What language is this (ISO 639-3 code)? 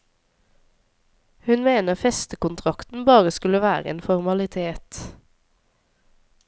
nor